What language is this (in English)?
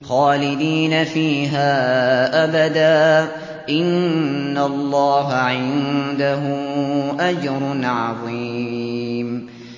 Arabic